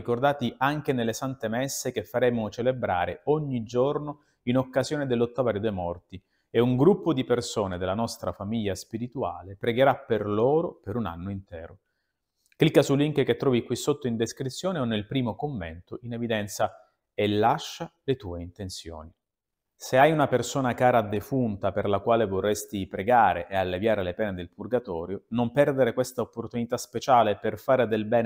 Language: Italian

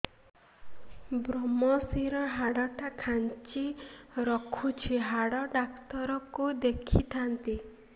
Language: Odia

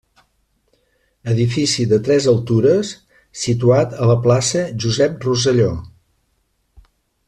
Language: Catalan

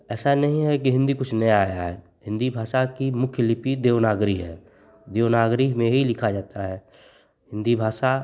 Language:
Hindi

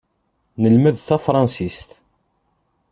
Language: Kabyle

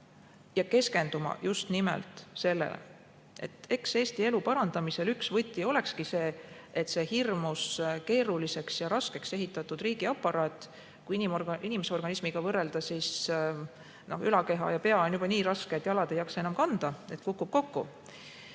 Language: Estonian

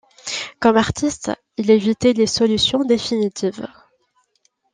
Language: French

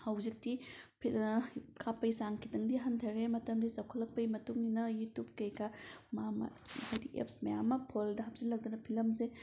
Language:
Manipuri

